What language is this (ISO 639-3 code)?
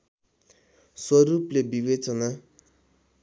nep